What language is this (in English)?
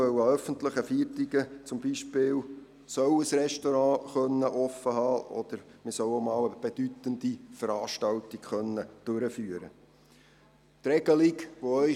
Swiss German